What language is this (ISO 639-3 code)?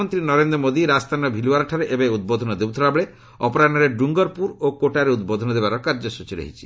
ori